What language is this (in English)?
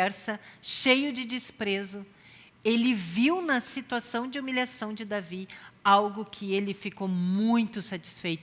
Portuguese